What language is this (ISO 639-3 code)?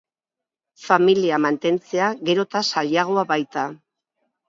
eus